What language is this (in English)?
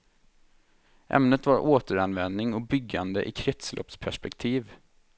Swedish